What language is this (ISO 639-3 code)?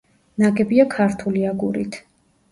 kat